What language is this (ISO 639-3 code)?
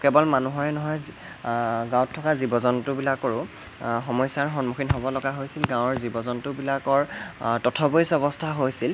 asm